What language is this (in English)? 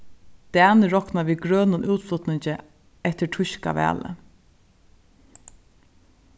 Faroese